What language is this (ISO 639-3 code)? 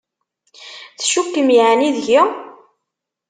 kab